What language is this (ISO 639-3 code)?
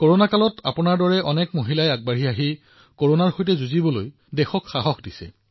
asm